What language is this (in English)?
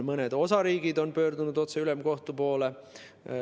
Estonian